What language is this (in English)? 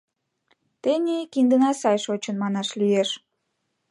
Mari